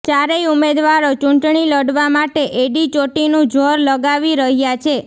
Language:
Gujarati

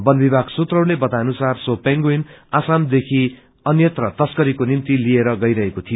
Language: Nepali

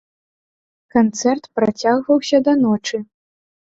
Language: Belarusian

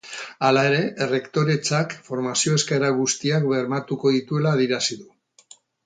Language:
Basque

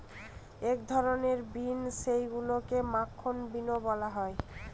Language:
Bangla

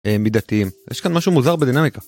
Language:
Hebrew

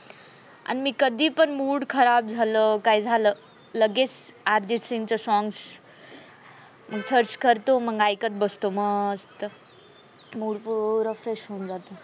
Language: Marathi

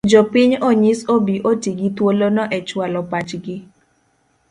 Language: Luo (Kenya and Tanzania)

